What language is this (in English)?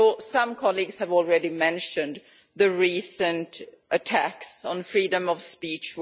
English